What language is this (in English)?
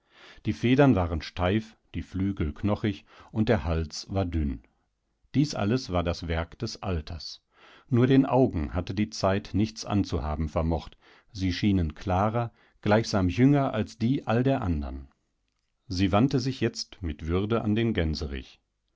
German